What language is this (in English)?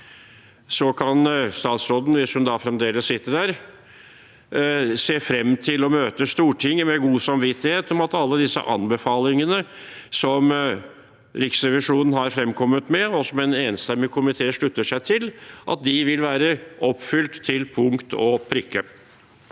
Norwegian